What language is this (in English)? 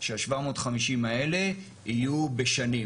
Hebrew